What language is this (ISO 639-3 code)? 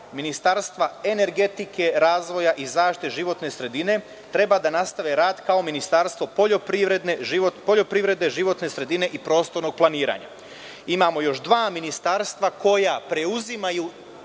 srp